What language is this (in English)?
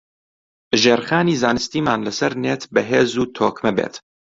Central Kurdish